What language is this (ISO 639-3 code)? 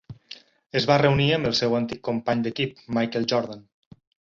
cat